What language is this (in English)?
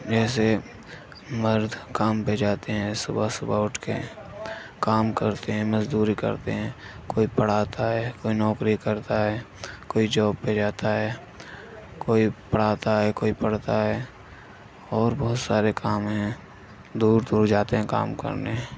Urdu